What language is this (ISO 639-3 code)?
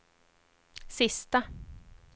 swe